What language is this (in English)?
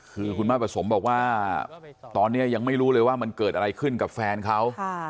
Thai